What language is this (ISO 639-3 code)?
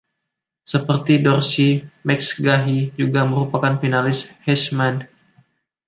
ind